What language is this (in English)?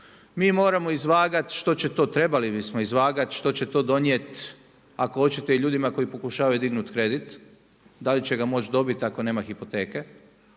Croatian